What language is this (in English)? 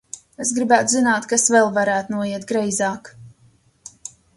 Latvian